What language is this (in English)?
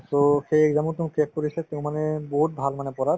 Assamese